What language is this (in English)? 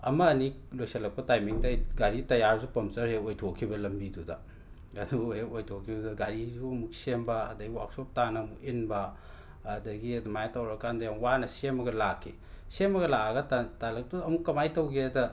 Manipuri